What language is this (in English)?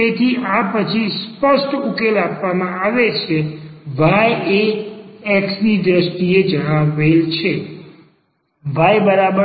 Gujarati